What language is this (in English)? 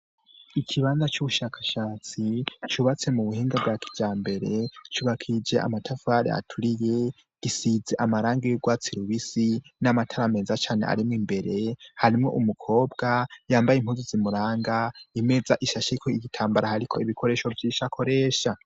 Rundi